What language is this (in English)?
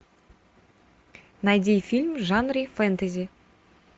Russian